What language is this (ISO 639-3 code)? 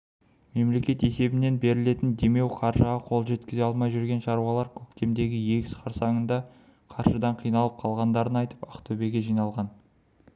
kaz